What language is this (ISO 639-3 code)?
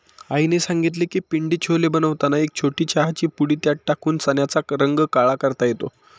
mar